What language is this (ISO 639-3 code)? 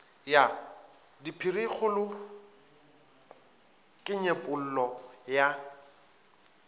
nso